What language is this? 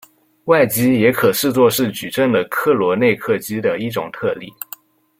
Chinese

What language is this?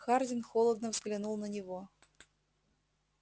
Russian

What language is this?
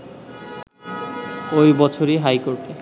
Bangla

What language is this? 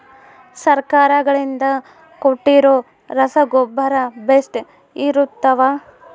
Kannada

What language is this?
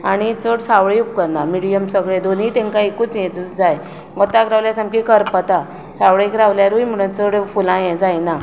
Konkani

